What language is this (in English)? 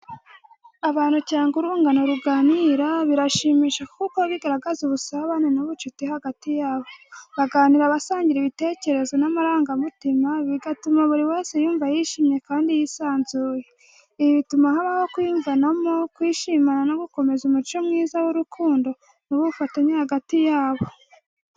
Kinyarwanda